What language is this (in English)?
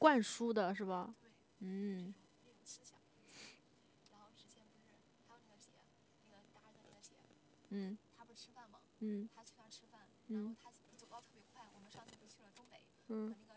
Chinese